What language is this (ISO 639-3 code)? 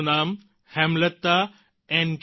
guj